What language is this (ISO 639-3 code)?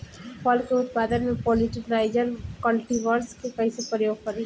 bho